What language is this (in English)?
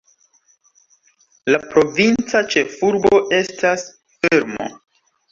Esperanto